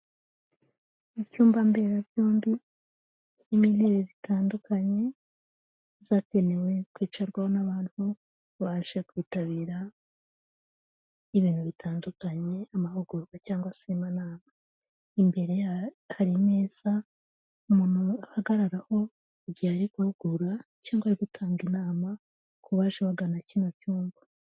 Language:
Kinyarwanda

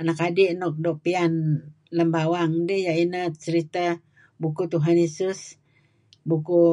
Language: Kelabit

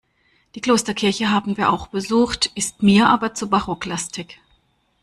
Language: German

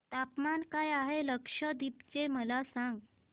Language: Marathi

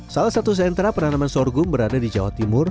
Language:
Indonesian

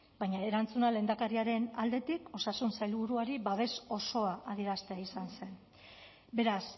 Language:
Basque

